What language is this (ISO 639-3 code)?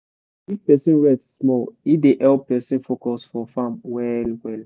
pcm